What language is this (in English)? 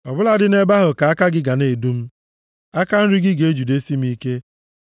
Igbo